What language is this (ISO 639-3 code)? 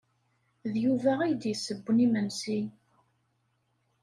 kab